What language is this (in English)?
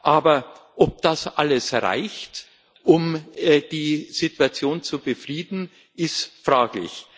German